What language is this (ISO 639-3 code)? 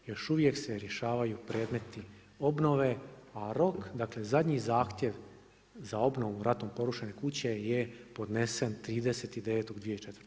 hrv